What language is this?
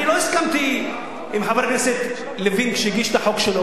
Hebrew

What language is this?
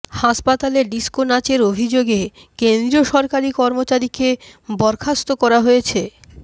Bangla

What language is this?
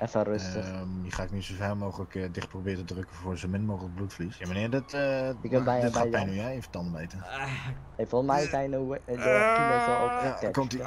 Dutch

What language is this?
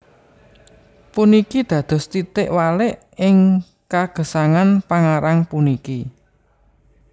Javanese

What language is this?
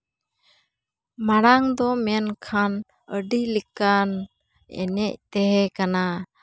Santali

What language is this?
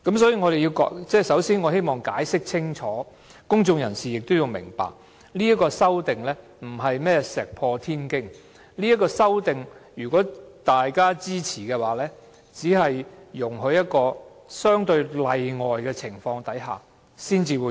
Cantonese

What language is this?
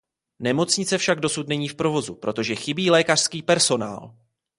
Czech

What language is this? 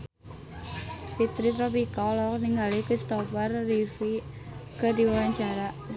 Sundanese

